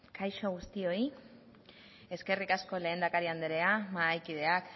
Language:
Basque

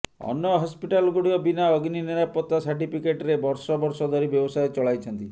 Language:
Odia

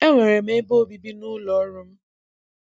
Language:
Igbo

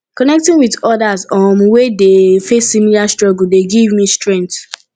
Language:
Nigerian Pidgin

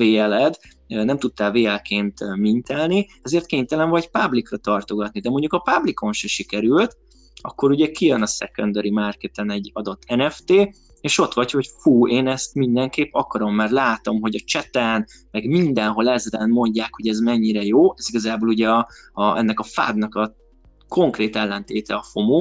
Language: Hungarian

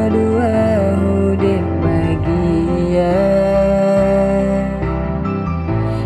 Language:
Indonesian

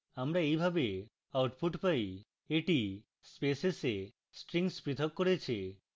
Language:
Bangla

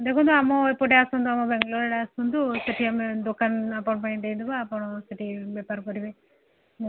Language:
Odia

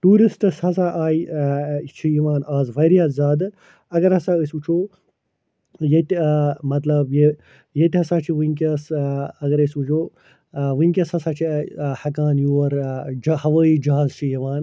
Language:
Kashmiri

